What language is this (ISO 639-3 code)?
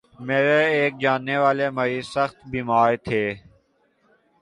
urd